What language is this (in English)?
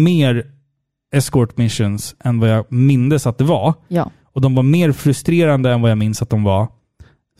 Swedish